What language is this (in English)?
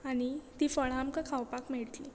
Konkani